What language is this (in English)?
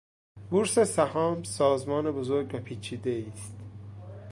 Persian